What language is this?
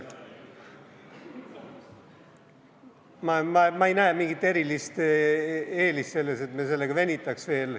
Estonian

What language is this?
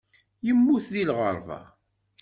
Kabyle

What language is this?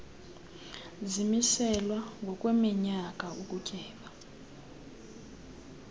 Xhosa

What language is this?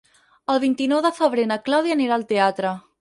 Catalan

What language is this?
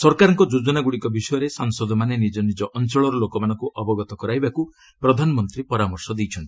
Odia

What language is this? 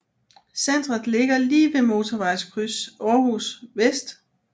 Danish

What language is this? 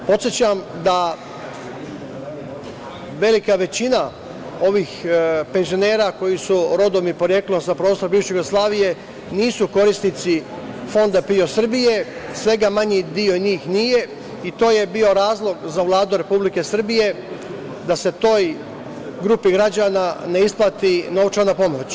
Serbian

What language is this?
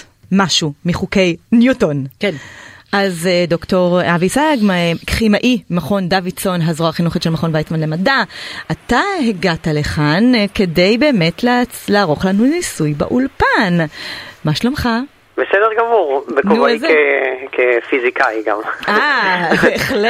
Hebrew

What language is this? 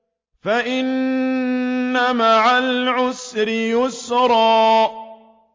Arabic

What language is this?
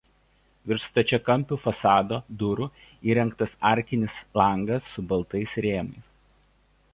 Lithuanian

